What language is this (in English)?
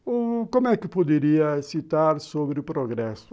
Portuguese